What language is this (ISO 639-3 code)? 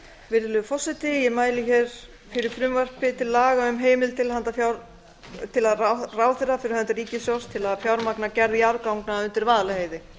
isl